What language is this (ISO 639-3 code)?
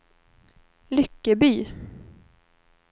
swe